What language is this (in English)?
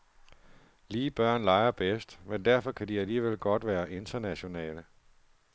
Danish